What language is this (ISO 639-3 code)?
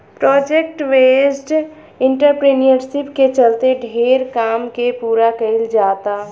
bho